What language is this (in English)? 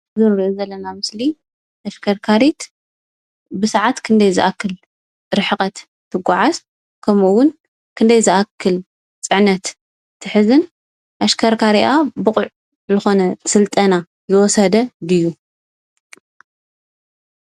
Tigrinya